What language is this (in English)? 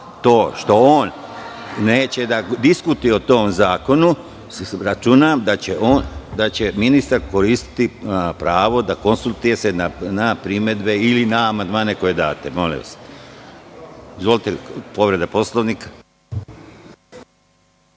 Serbian